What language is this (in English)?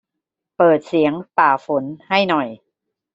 Thai